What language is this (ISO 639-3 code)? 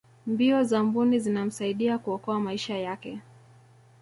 swa